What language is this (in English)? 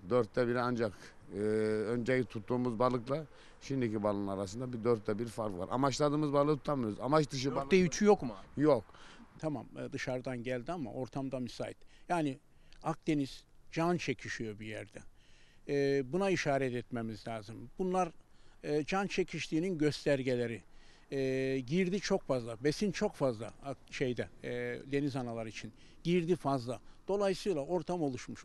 Turkish